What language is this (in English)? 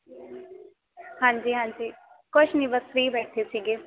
Punjabi